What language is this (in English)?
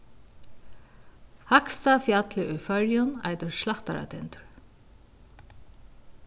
Faroese